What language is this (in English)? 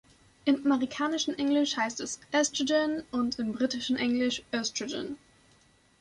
German